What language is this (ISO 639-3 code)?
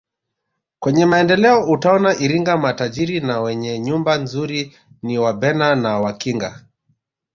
swa